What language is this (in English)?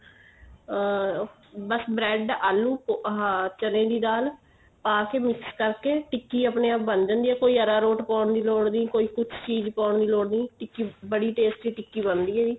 Punjabi